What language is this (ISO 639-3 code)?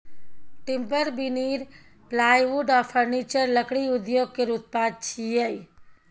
mai